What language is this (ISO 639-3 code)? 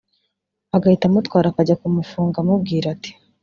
kin